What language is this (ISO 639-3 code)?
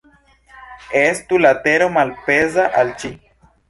epo